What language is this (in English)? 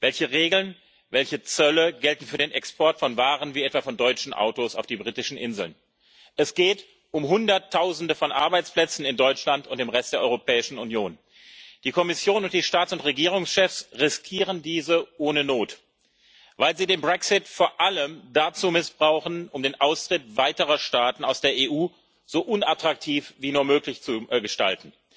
German